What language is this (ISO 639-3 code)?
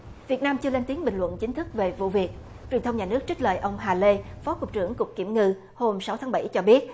vie